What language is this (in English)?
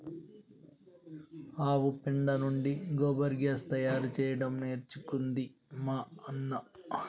Telugu